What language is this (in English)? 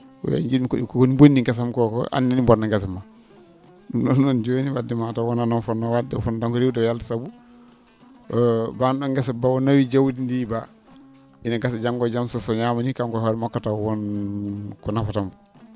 Fula